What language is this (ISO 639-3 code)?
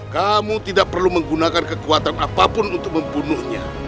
ind